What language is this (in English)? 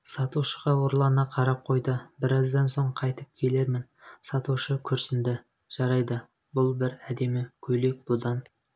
Kazakh